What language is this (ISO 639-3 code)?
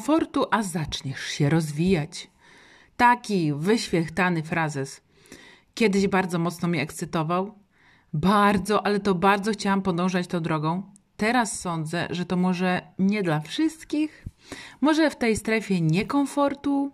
pol